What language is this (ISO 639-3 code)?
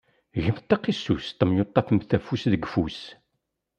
kab